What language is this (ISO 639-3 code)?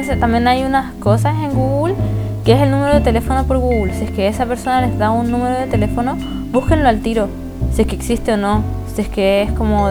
spa